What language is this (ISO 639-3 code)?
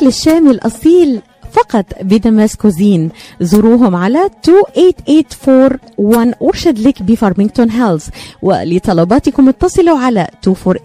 ara